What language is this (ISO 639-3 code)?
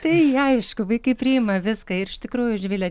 lit